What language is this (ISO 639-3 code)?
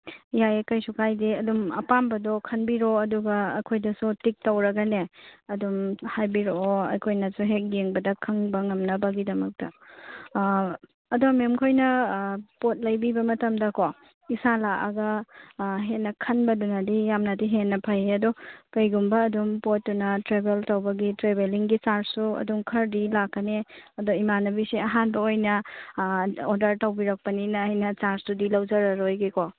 mni